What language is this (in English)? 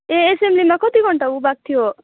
Nepali